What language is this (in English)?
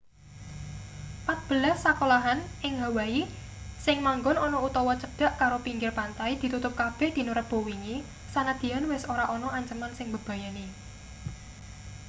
Javanese